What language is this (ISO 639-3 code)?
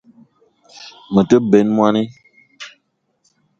eto